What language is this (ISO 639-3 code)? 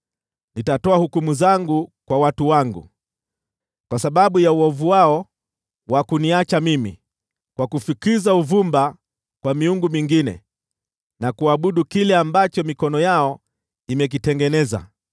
swa